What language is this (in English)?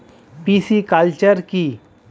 Bangla